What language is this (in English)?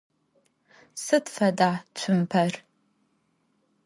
Adyghe